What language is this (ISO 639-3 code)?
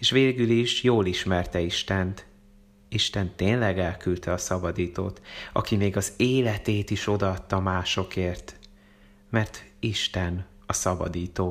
hun